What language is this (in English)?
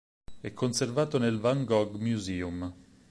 Italian